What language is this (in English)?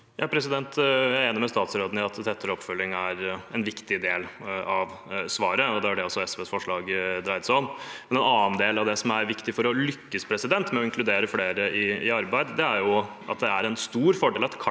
Norwegian